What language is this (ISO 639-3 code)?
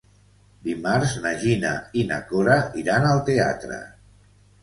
cat